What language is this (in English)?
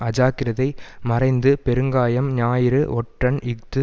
Tamil